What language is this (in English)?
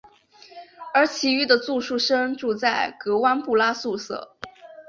Chinese